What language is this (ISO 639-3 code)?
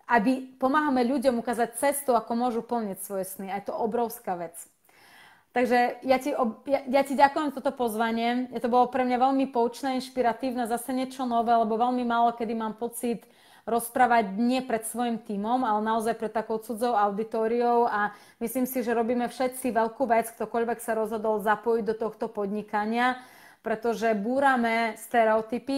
slk